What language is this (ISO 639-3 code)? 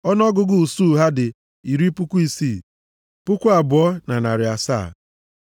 ibo